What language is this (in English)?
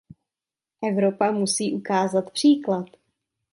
Czech